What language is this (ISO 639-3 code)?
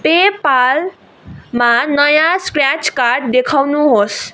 nep